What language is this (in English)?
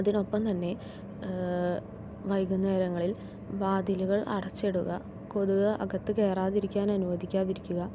Malayalam